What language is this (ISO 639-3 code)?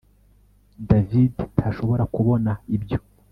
kin